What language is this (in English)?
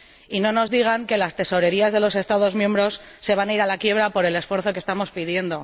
Spanish